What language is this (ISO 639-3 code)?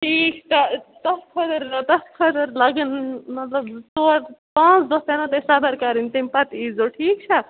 kas